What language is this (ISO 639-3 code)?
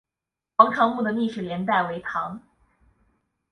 zho